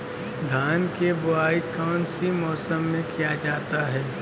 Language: Magahi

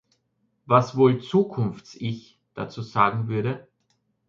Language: German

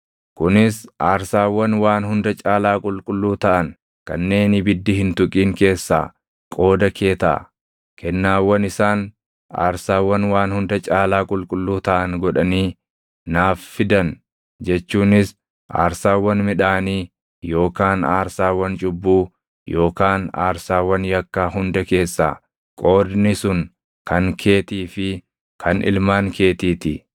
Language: Oromo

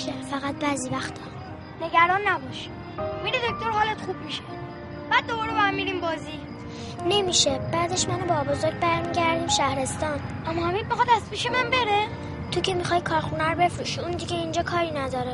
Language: Persian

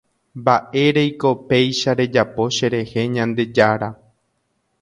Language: Guarani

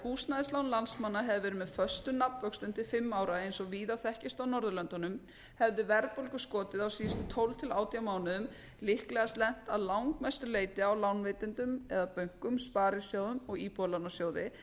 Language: Icelandic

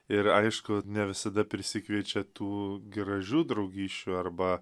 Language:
Lithuanian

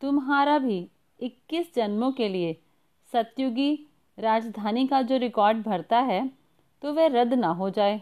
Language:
Hindi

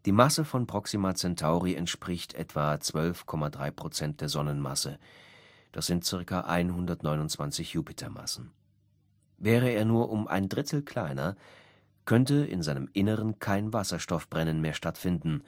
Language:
German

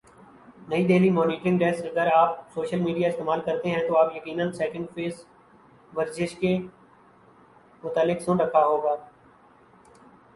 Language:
Urdu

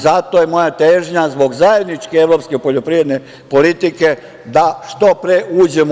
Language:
Serbian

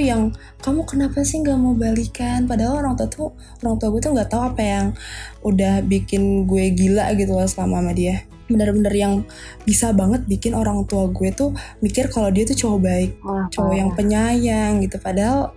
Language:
Indonesian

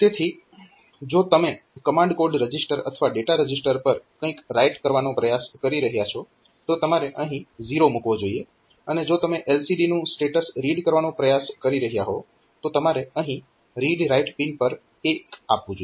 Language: Gujarati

